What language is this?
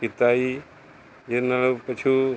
Punjabi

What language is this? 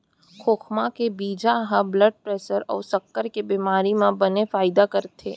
Chhattisgarhi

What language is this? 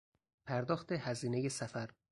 Persian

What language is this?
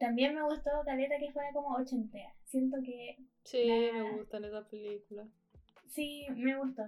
Spanish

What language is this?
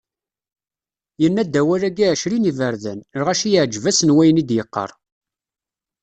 Kabyle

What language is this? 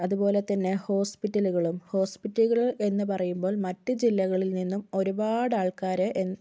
Malayalam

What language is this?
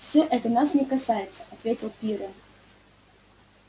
Russian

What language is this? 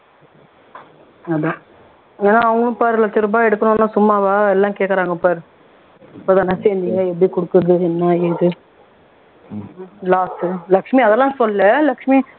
Tamil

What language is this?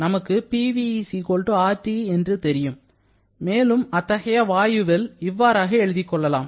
Tamil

